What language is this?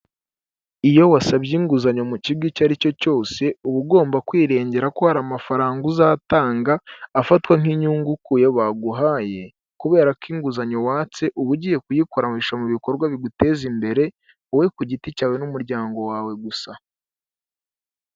Kinyarwanda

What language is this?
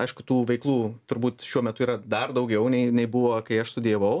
Lithuanian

